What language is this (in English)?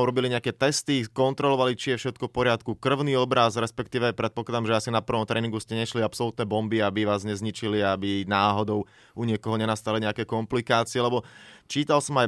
Slovak